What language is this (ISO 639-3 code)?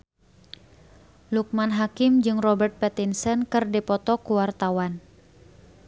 sun